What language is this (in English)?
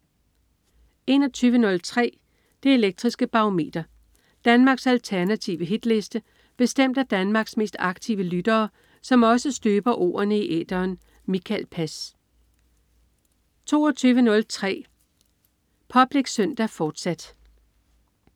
Danish